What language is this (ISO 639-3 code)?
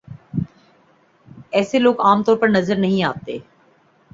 urd